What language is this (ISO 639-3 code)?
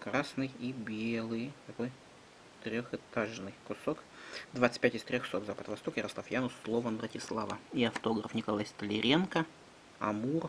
rus